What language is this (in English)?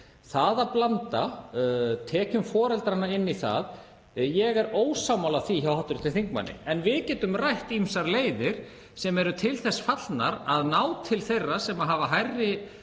Icelandic